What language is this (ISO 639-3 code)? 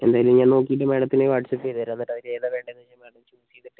mal